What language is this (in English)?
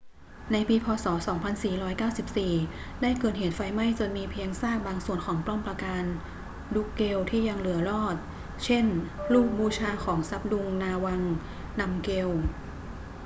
Thai